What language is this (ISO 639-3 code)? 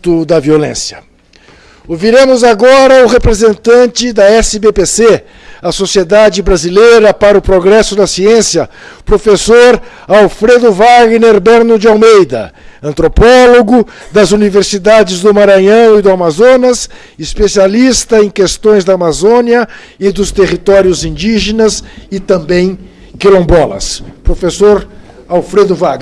por